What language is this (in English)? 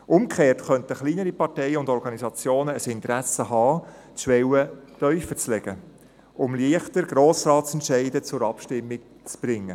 Swiss German